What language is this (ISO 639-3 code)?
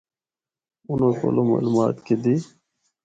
hno